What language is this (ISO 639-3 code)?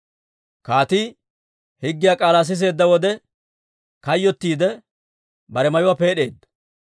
dwr